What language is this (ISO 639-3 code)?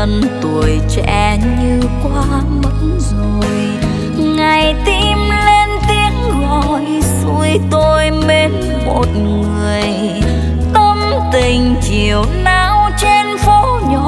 vie